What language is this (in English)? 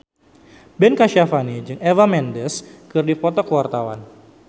Sundanese